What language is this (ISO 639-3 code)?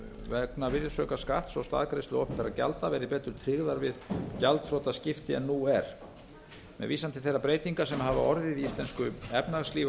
isl